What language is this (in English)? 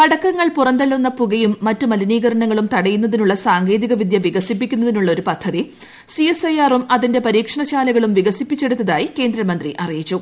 Malayalam